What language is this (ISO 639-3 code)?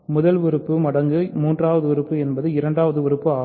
tam